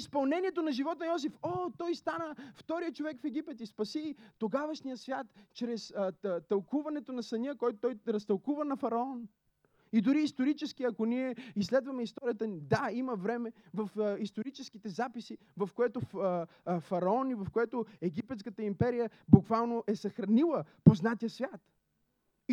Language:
Bulgarian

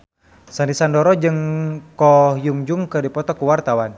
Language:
Sundanese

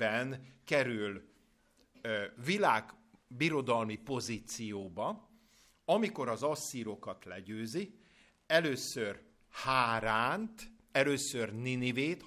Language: Hungarian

